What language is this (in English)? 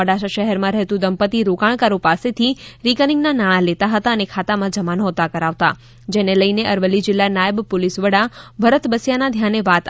Gujarati